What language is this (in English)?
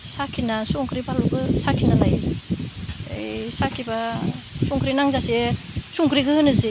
Bodo